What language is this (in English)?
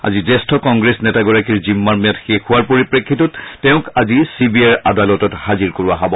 Assamese